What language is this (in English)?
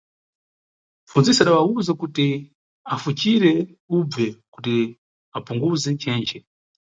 Nyungwe